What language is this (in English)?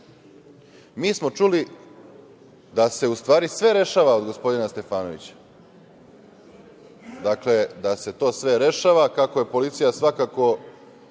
Serbian